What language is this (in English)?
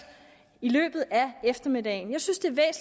Danish